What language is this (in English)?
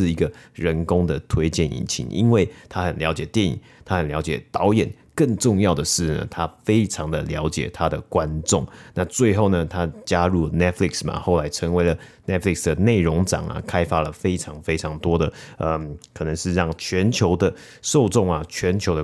Chinese